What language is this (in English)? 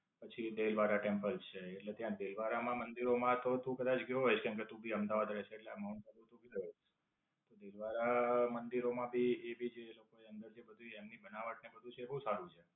Gujarati